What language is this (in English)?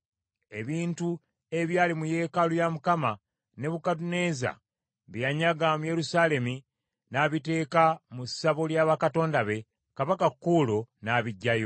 Ganda